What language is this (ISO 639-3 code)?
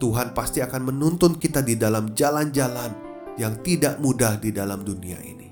ind